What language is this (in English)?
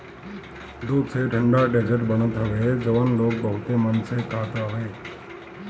Bhojpuri